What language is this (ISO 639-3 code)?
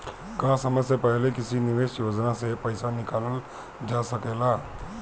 bho